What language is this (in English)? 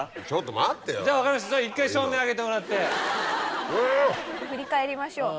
Japanese